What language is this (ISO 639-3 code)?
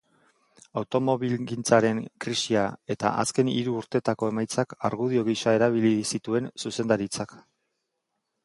eus